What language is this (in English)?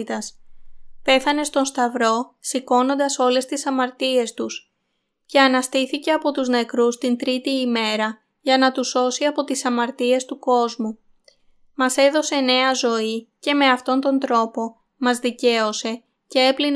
Greek